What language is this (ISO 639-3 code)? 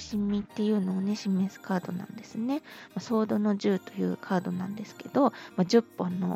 jpn